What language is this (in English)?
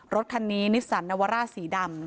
Thai